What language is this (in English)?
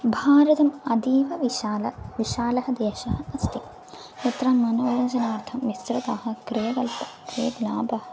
Sanskrit